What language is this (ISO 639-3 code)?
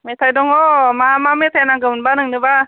brx